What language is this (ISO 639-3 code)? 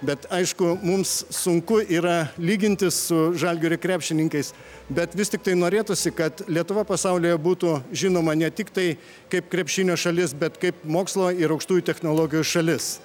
lit